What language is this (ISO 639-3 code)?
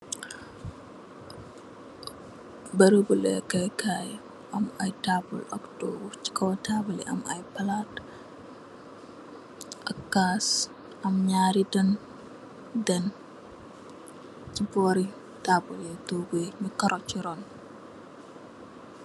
wol